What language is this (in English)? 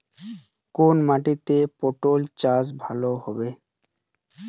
Bangla